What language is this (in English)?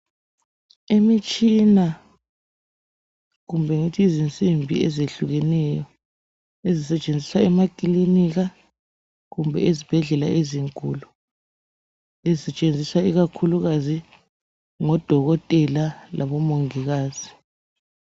North Ndebele